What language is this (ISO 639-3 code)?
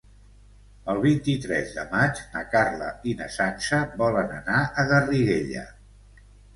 cat